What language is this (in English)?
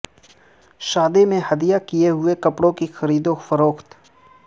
Urdu